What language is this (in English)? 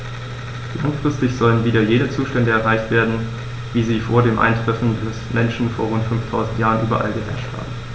German